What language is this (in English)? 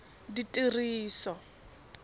Tswana